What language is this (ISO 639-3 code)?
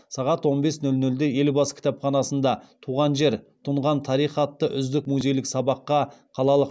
kaz